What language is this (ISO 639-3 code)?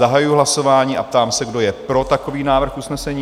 ces